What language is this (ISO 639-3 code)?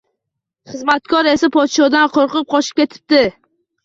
uzb